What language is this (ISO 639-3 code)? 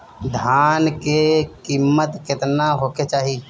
bho